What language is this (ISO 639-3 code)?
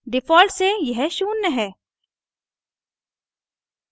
hin